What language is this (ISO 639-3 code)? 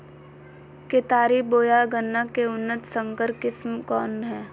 mag